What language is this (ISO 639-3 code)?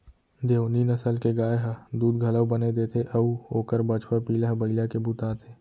hne